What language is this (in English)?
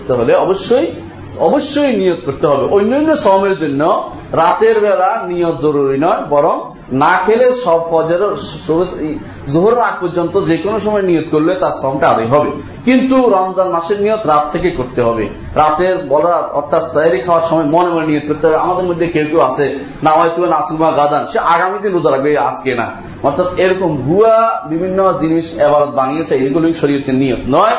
Bangla